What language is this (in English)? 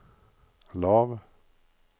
Norwegian